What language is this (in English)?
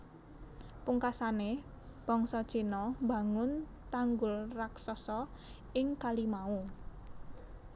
Javanese